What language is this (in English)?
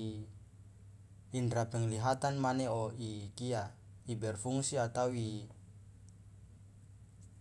Loloda